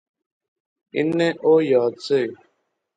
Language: Pahari-Potwari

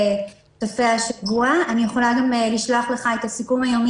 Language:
Hebrew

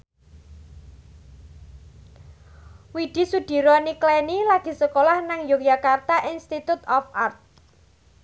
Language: Javanese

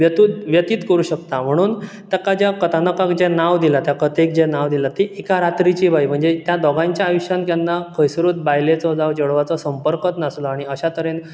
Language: Konkani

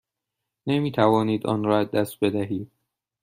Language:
Persian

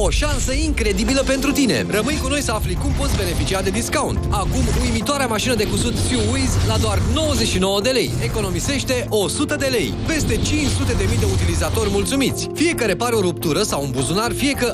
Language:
Romanian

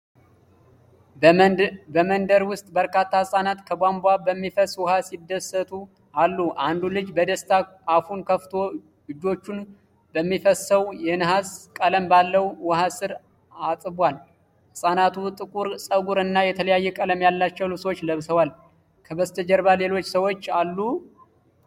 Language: Amharic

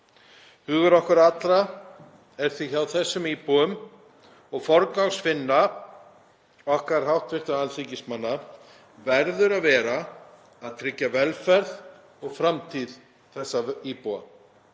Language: Icelandic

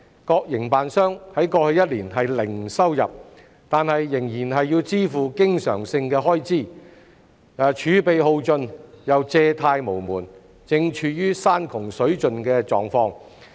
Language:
Cantonese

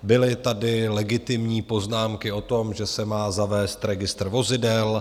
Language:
Czech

